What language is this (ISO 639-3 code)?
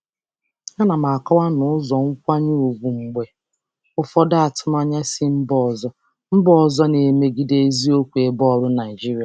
ibo